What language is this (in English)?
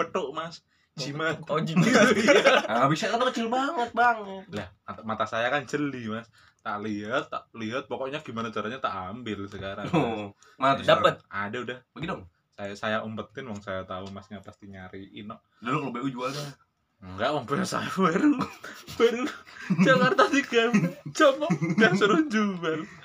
Indonesian